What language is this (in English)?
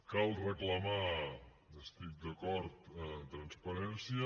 Catalan